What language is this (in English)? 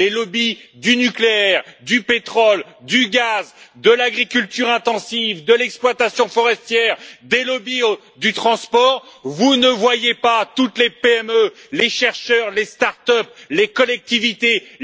French